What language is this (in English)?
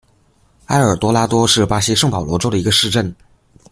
Chinese